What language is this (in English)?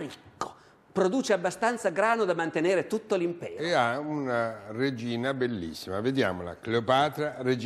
Italian